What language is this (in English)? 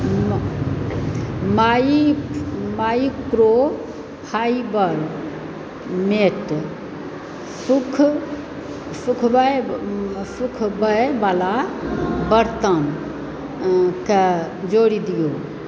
Maithili